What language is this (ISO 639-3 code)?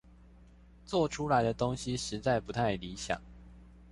zho